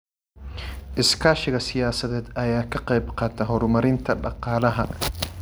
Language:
Somali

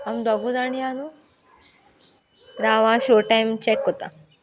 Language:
Konkani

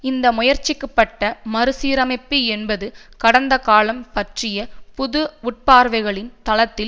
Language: Tamil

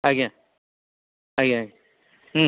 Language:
Odia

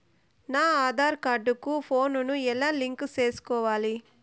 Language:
Telugu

